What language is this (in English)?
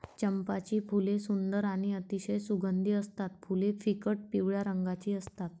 Marathi